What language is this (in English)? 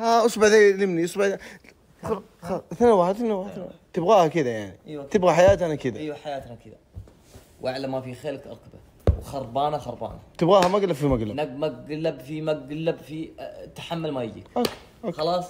Arabic